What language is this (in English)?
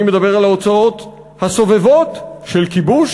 Hebrew